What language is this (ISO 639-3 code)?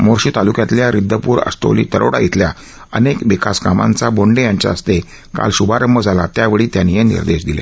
mar